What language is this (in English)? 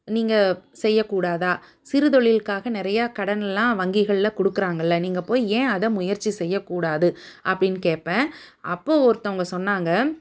Tamil